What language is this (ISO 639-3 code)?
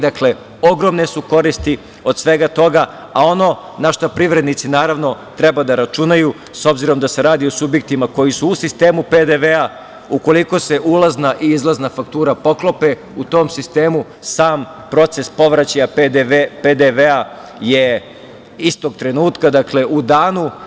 srp